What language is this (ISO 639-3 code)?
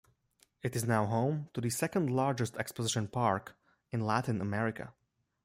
eng